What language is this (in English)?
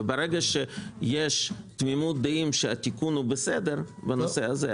Hebrew